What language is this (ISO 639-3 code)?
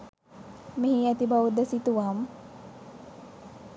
sin